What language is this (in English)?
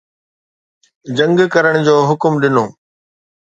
Sindhi